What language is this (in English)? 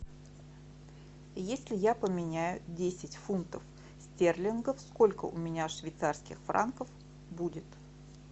Russian